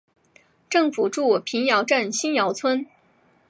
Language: Chinese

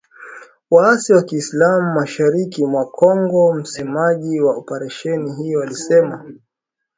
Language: Swahili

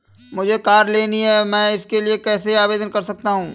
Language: Hindi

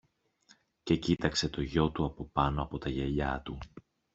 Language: Greek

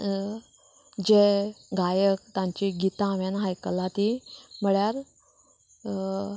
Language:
Konkani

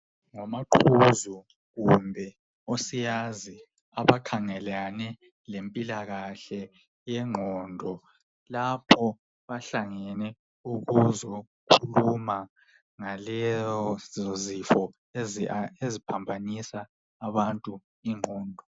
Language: North Ndebele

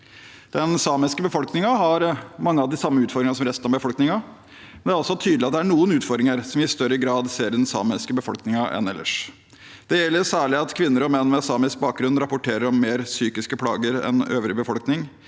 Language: Norwegian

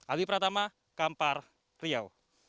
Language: Indonesian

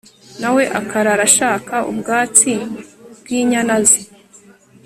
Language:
Kinyarwanda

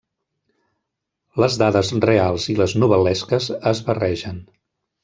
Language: Catalan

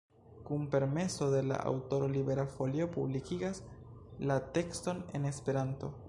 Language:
Esperanto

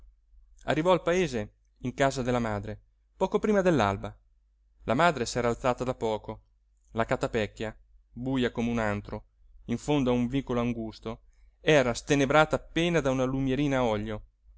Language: Italian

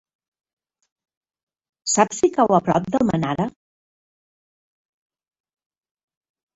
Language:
Catalan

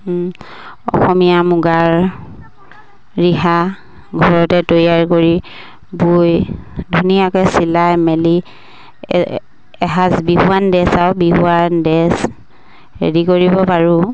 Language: Assamese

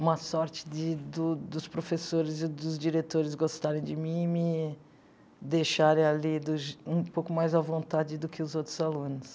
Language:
Portuguese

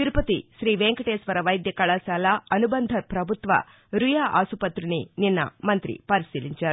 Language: Telugu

